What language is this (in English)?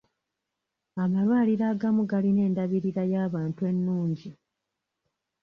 Ganda